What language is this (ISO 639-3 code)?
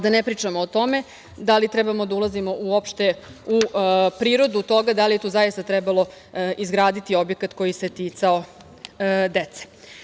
srp